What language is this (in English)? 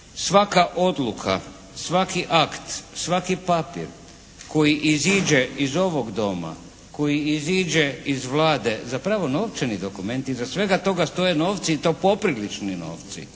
Croatian